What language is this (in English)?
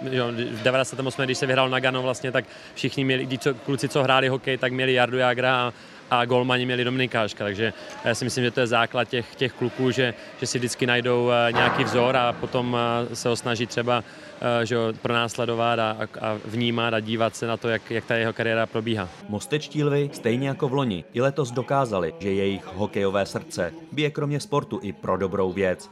Czech